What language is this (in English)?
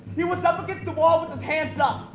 English